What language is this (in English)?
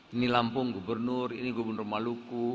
Indonesian